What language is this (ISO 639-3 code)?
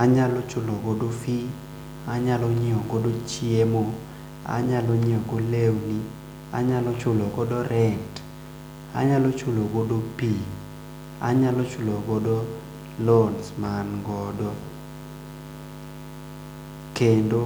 luo